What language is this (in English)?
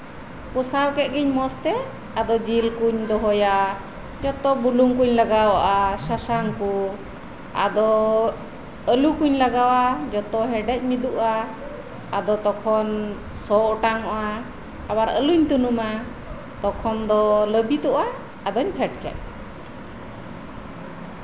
Santali